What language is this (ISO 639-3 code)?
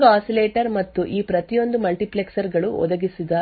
kan